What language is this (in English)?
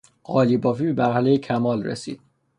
Persian